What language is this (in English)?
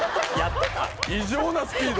Japanese